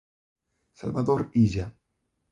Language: Galician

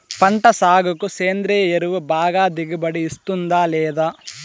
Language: Telugu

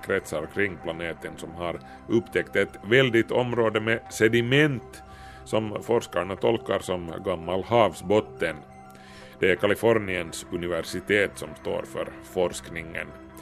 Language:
Swedish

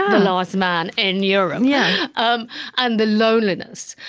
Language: English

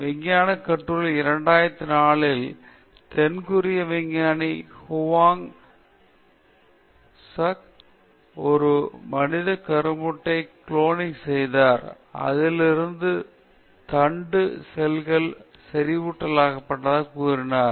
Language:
Tamil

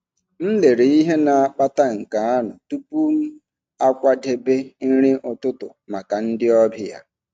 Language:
Igbo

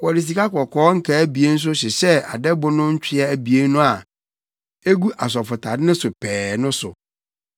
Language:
Akan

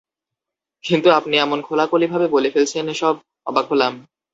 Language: Bangla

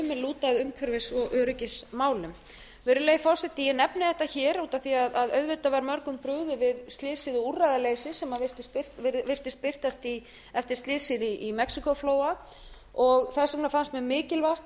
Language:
Icelandic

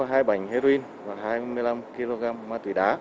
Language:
Vietnamese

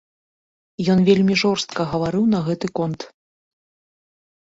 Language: Belarusian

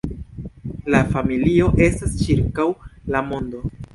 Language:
Esperanto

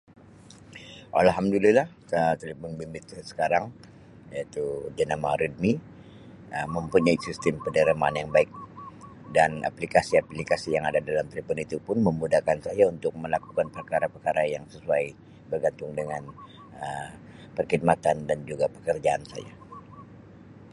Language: Sabah Malay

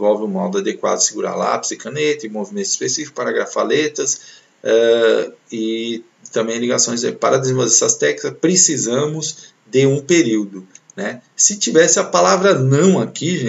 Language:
Portuguese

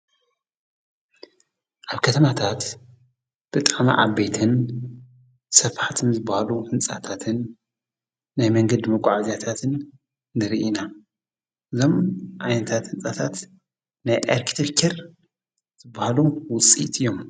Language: Tigrinya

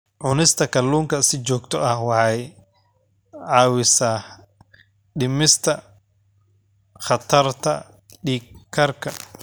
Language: Somali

